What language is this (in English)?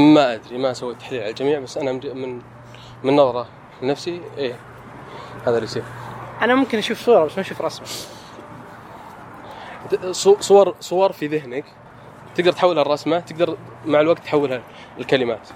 Arabic